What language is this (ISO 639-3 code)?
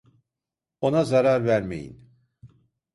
tur